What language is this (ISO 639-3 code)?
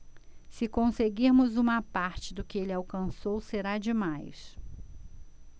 por